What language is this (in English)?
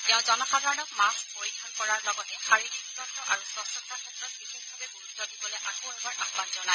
Assamese